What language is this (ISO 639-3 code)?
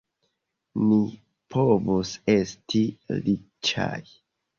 epo